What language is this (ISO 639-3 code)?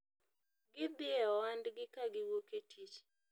luo